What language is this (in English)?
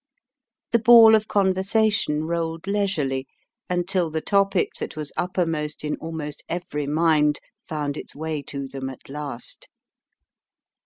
English